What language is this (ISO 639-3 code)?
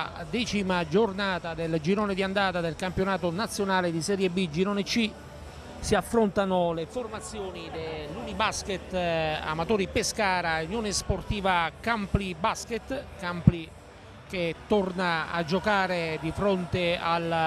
ita